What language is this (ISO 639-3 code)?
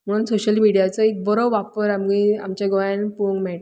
kok